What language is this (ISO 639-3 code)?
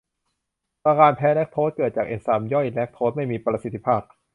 tha